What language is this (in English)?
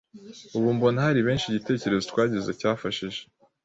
Kinyarwanda